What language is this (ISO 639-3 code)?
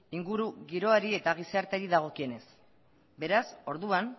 eus